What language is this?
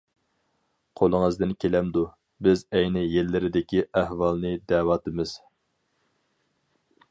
Uyghur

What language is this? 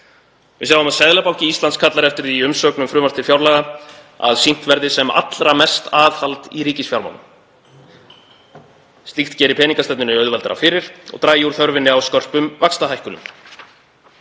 Icelandic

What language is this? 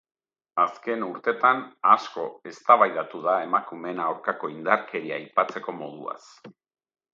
Basque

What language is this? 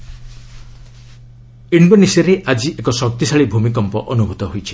Odia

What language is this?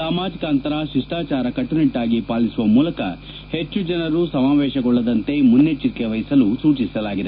Kannada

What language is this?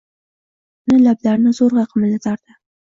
Uzbek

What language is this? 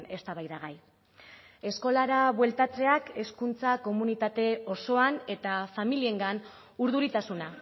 Basque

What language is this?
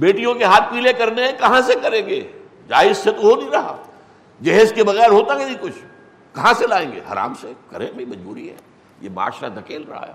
Urdu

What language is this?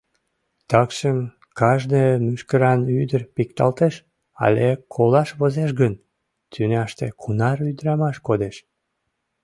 Mari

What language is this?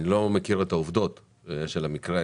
Hebrew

